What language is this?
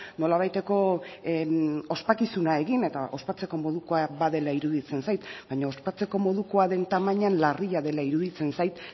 Basque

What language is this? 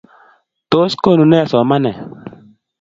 Kalenjin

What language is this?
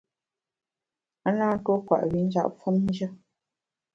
Bamun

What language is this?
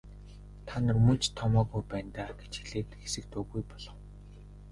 Mongolian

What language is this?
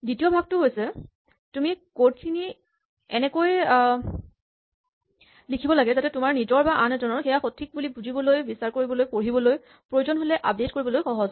Assamese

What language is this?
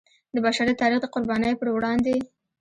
Pashto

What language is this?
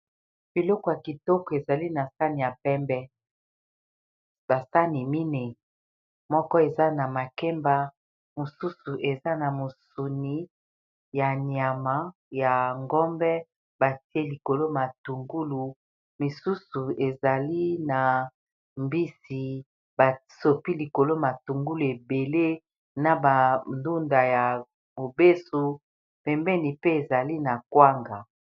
Lingala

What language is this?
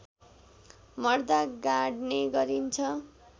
Nepali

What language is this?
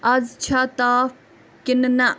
Kashmiri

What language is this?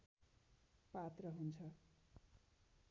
Nepali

